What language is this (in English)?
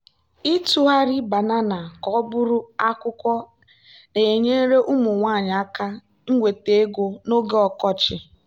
Igbo